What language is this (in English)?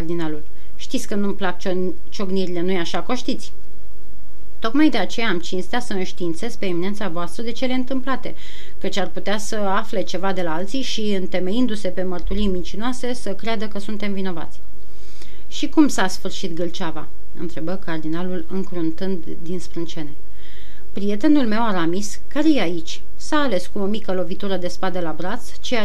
Romanian